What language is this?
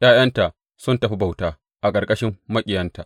Hausa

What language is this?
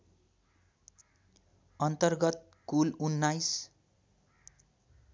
Nepali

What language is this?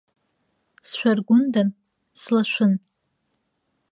Abkhazian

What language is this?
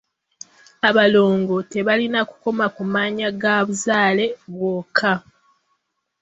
Ganda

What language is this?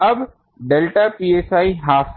Hindi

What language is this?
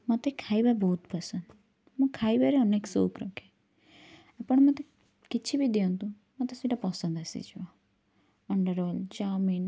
Odia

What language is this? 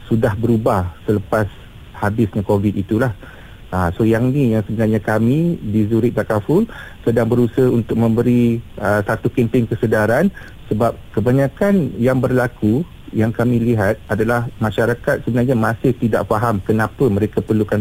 Malay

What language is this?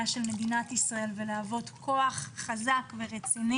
Hebrew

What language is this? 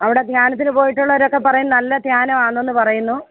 Malayalam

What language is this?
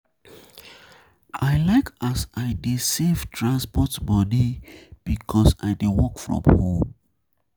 Nigerian Pidgin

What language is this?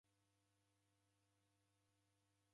Taita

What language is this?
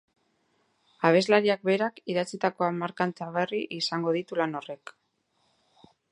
Basque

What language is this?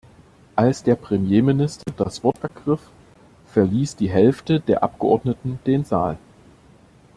German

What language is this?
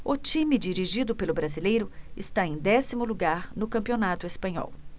Portuguese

